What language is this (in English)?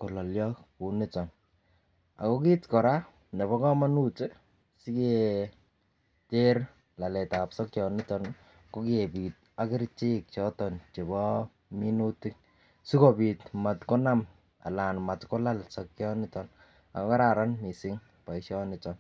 Kalenjin